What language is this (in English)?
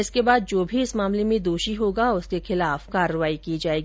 Hindi